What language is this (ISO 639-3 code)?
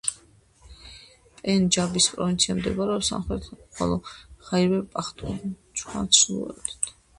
kat